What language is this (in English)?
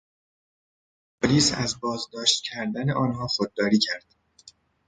Persian